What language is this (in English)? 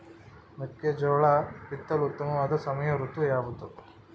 Kannada